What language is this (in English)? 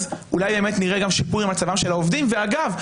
Hebrew